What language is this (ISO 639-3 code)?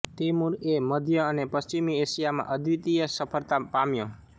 guj